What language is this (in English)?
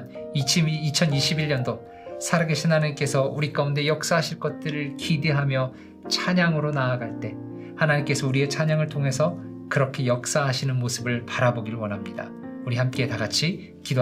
Korean